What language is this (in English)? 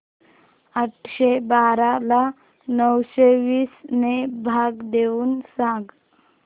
Marathi